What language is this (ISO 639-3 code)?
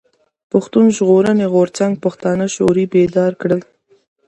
pus